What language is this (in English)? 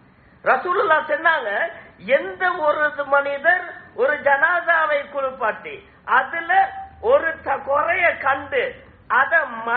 Arabic